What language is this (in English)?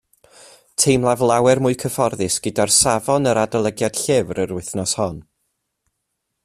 Welsh